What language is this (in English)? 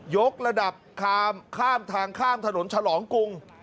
Thai